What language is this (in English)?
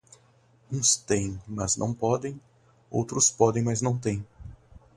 Portuguese